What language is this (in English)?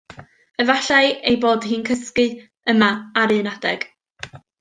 Welsh